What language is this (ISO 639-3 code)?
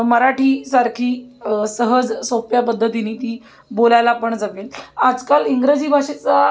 mar